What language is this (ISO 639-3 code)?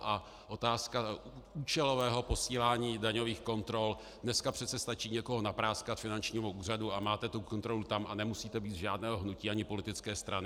ces